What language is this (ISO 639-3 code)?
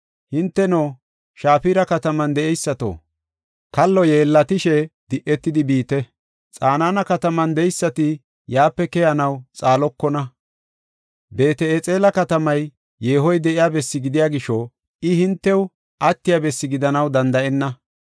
gof